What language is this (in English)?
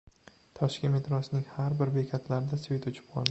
Uzbek